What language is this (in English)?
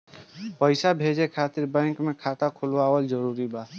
Bhojpuri